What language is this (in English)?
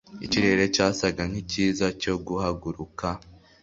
Kinyarwanda